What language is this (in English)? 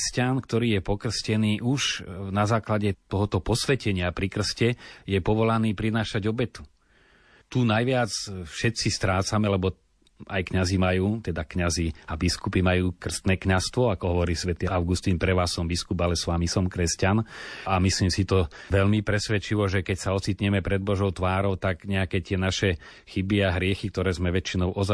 Slovak